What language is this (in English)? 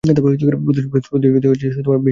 Bangla